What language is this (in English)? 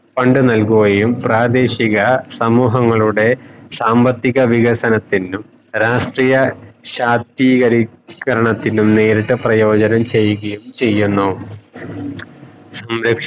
Malayalam